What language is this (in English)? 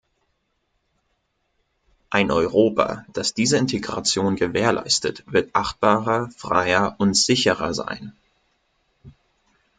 German